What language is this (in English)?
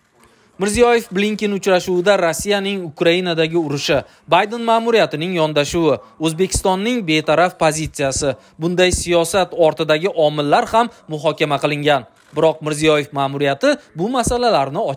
Turkish